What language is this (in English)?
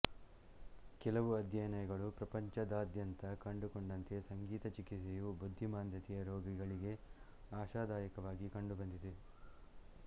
Kannada